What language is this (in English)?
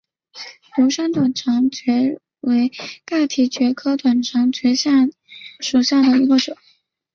Chinese